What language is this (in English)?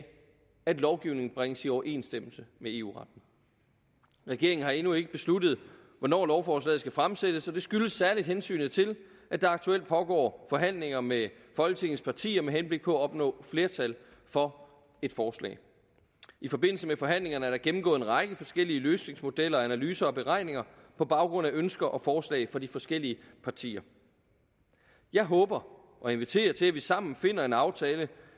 Danish